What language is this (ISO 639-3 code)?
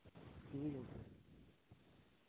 sat